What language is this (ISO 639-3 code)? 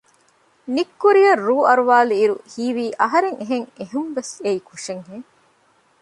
div